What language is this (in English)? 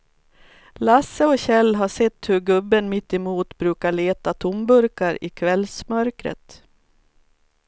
Swedish